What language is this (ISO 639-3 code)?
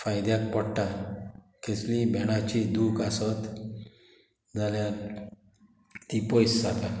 kok